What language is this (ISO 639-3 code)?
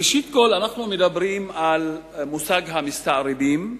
heb